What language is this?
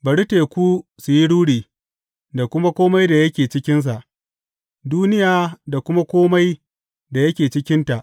Hausa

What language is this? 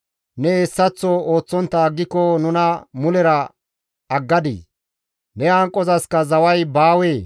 Gamo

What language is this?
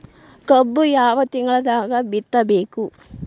Kannada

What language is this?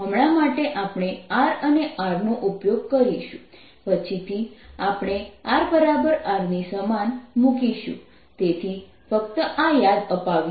Gujarati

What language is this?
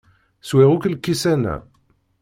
Kabyle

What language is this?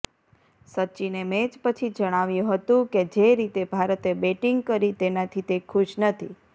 Gujarati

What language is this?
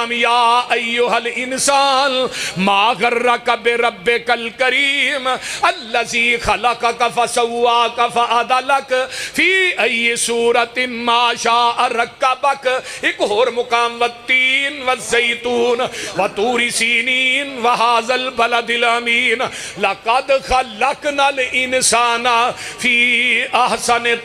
Punjabi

